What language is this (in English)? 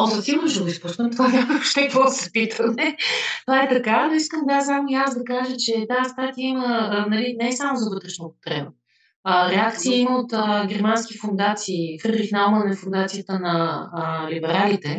Bulgarian